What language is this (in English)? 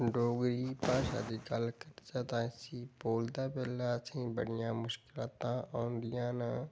Dogri